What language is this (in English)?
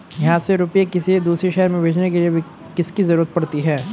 Hindi